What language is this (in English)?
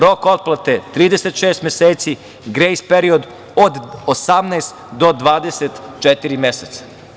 Serbian